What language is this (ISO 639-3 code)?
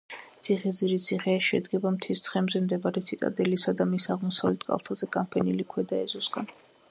kat